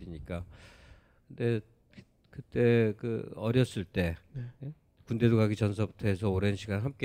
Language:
Korean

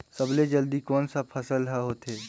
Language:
Chhattisgarhi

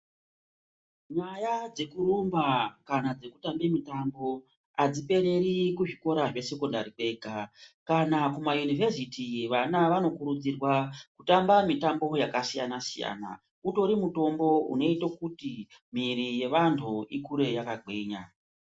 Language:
Ndau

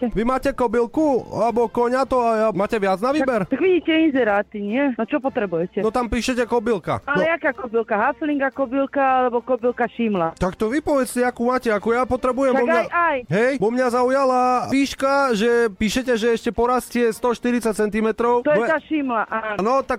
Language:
Slovak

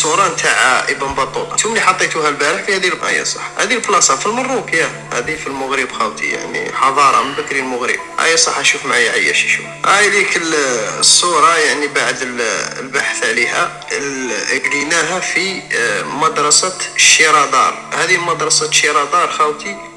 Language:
Arabic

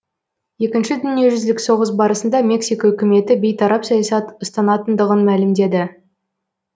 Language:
Kazakh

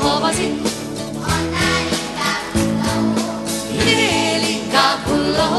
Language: Hungarian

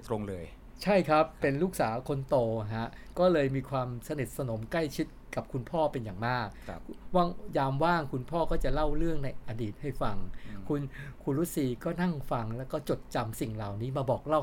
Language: Thai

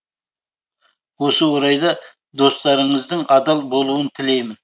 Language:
Kazakh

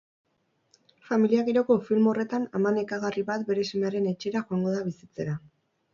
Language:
Basque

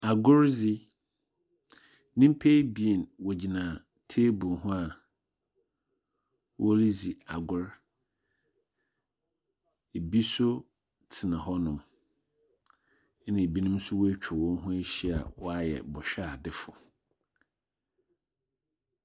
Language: Akan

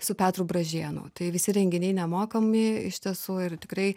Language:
Lithuanian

